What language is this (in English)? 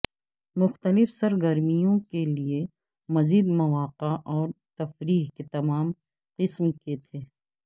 Urdu